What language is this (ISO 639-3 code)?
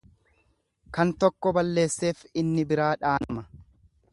orm